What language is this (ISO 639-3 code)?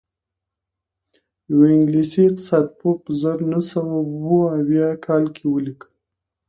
pus